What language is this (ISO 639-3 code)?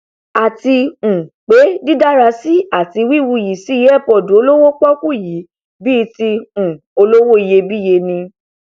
yor